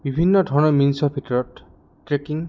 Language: Assamese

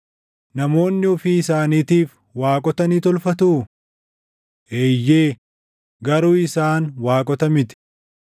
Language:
Oromo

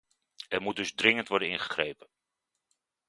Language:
Dutch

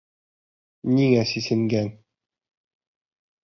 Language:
Bashkir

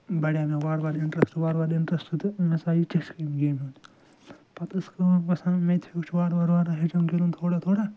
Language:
Kashmiri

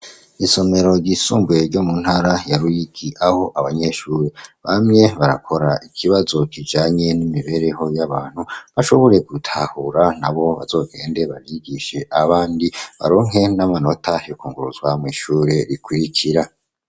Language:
Rundi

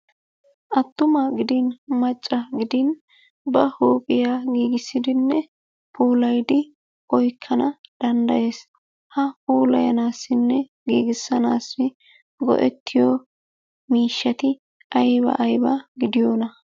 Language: Wolaytta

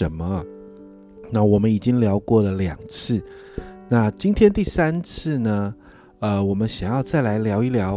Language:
Chinese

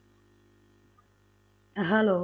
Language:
Punjabi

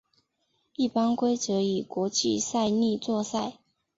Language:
Chinese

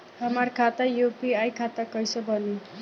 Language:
Bhojpuri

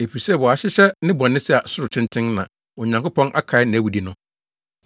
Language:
Akan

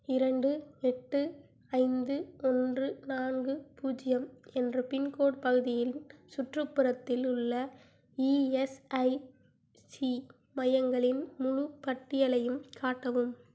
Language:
Tamil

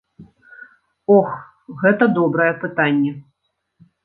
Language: Belarusian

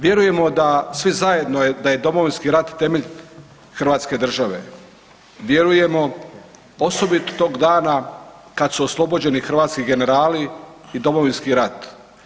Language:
Croatian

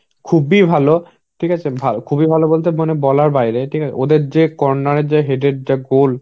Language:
Bangla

